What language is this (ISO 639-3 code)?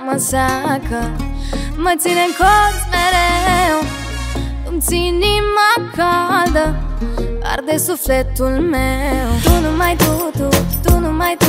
ron